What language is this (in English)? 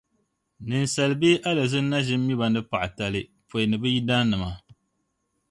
Dagbani